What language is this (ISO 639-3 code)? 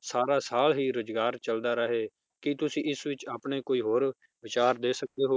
pan